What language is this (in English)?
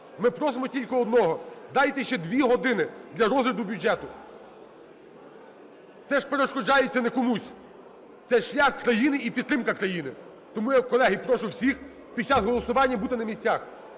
Ukrainian